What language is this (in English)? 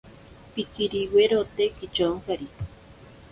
Ashéninka Perené